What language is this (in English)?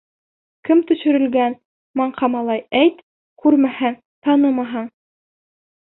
Bashkir